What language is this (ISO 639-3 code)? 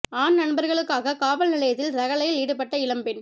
tam